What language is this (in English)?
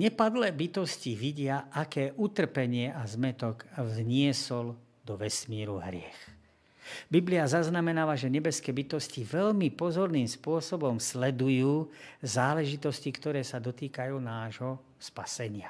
Slovak